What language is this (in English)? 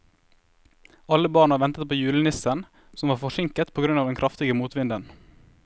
Norwegian